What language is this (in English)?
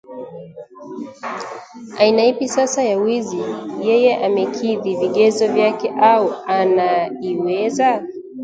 Swahili